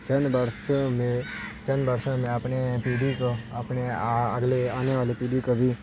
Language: Urdu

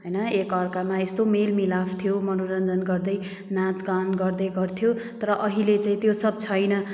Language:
Nepali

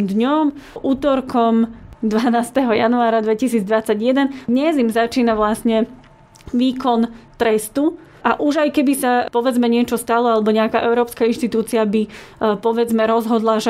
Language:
Slovak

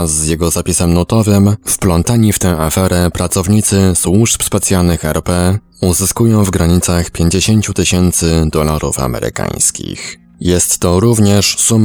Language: Polish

